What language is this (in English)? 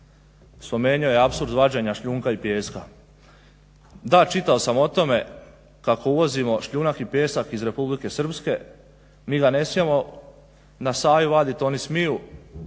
Croatian